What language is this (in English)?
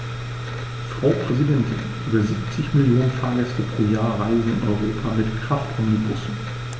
German